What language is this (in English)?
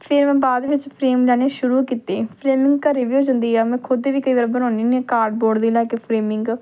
Punjabi